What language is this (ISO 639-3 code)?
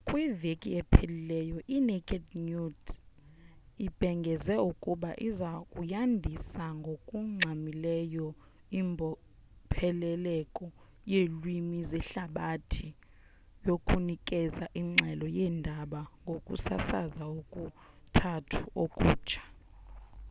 xho